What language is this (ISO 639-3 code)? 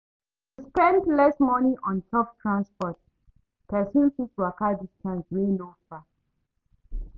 pcm